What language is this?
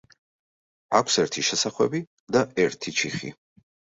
Georgian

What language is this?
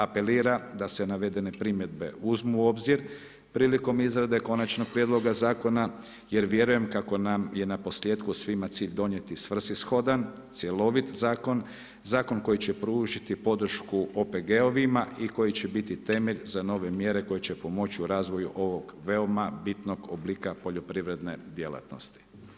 Croatian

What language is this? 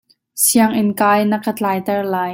Hakha Chin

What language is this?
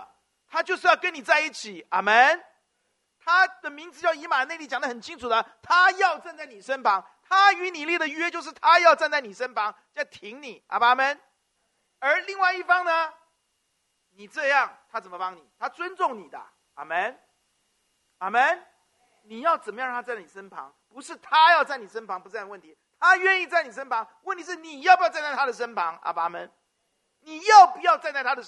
Chinese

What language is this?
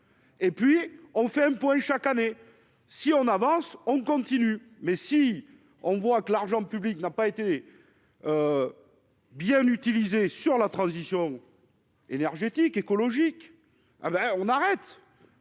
French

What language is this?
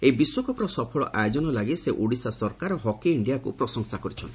Odia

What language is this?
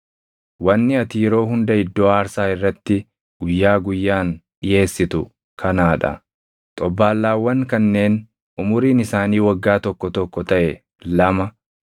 Oromo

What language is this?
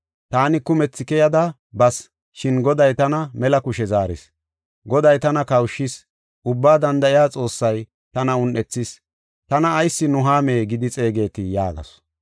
Gofa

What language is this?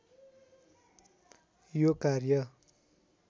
Nepali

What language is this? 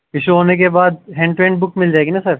Urdu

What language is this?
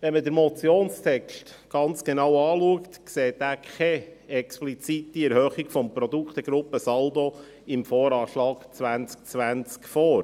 Swiss German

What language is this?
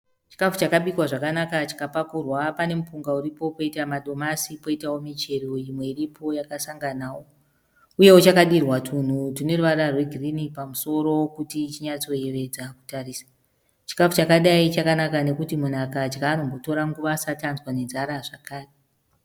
Shona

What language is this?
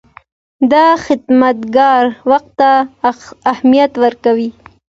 Pashto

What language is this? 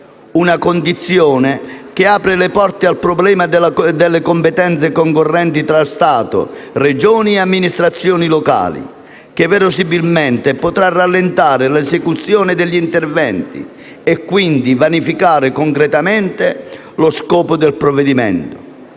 Italian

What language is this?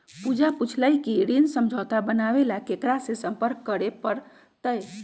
Magahi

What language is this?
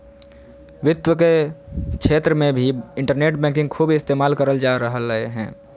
Magahi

